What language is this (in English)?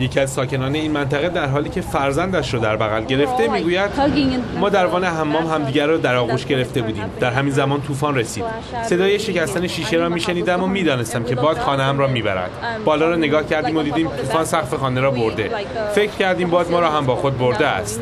Persian